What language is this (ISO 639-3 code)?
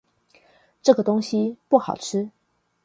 zho